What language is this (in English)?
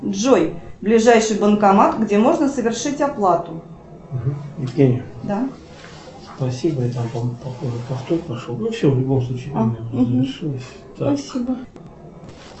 Russian